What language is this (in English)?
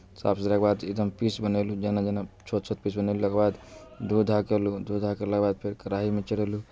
Maithili